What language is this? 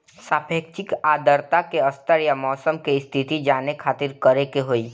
Bhojpuri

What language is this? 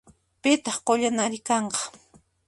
Puno Quechua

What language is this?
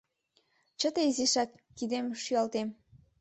Mari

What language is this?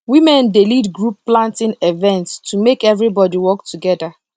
Nigerian Pidgin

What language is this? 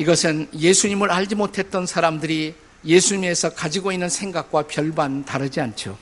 Korean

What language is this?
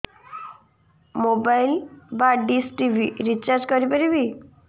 Odia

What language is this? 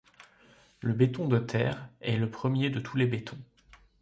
French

